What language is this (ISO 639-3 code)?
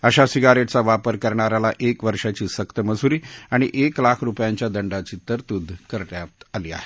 mar